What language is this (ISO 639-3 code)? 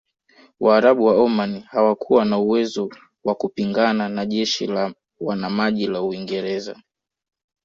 swa